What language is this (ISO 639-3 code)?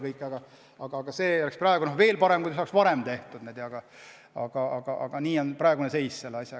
est